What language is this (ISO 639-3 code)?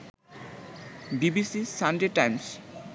ben